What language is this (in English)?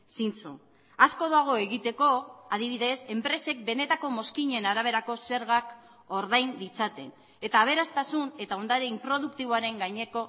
Basque